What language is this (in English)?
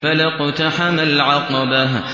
Arabic